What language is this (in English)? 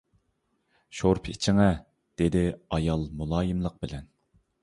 Uyghur